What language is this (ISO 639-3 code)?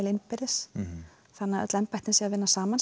isl